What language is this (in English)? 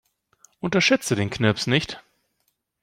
German